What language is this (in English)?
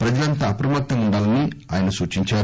Telugu